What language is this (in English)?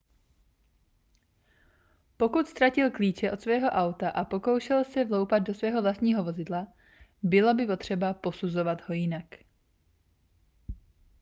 Czech